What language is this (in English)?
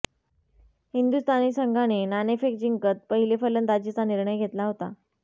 Marathi